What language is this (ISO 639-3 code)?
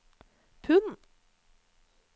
nor